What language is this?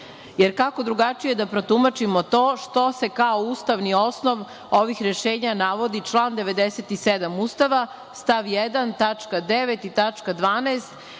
Serbian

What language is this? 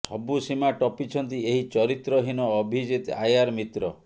Odia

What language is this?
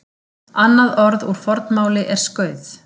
Icelandic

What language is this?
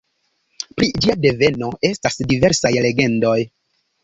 Esperanto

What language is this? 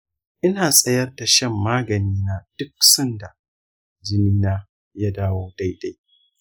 Hausa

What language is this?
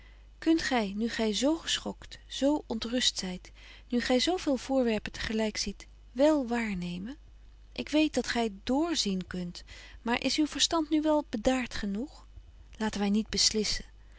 Dutch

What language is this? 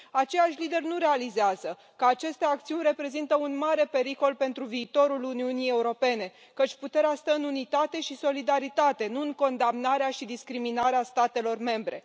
Romanian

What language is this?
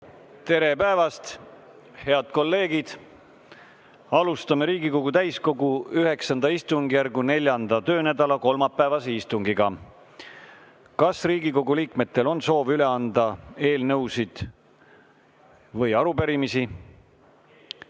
Estonian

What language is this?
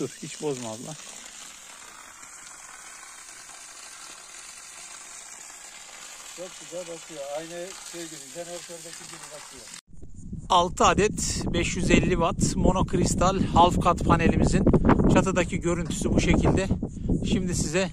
Turkish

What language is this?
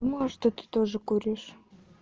Russian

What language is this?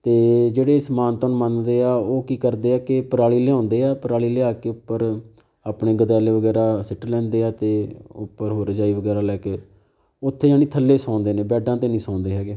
Punjabi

